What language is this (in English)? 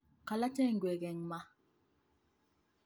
Kalenjin